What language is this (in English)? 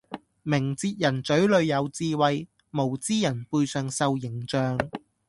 Cantonese